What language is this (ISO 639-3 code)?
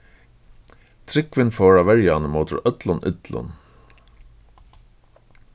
fao